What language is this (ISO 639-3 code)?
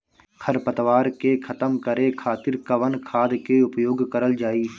bho